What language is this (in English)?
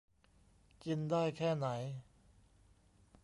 Thai